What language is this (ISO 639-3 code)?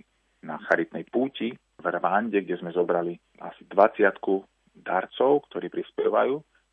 slk